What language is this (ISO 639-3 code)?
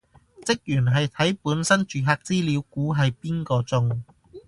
yue